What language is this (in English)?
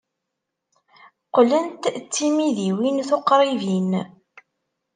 Kabyle